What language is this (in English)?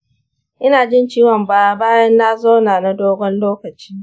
Hausa